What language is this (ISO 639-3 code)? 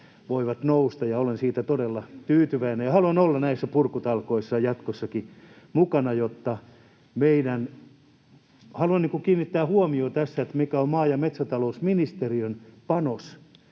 fin